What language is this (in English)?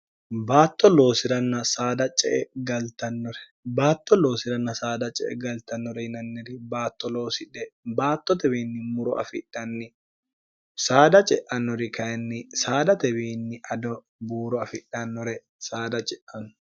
Sidamo